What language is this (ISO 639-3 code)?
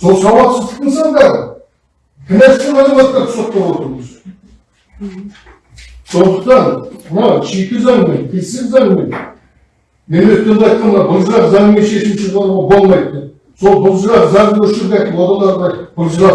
tur